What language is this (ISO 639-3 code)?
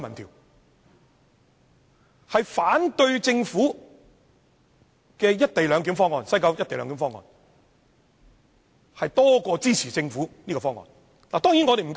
yue